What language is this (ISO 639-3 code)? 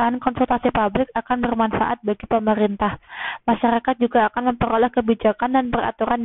ind